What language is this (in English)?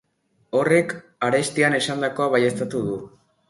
Basque